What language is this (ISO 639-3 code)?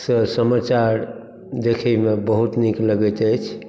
mai